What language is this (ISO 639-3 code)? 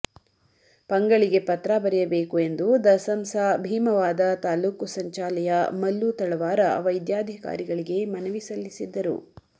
kan